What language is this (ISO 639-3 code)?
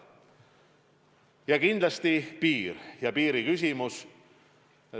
est